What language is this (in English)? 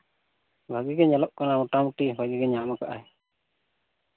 Santali